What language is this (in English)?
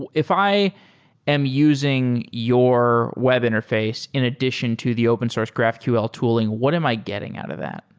English